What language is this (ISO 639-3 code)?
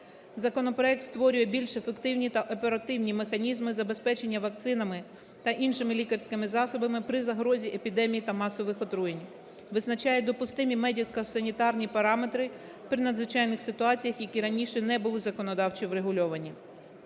ukr